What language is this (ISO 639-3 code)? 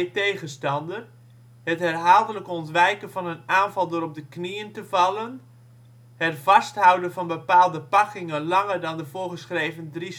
nld